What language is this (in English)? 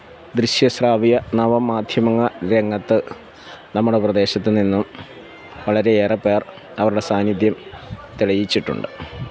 Malayalam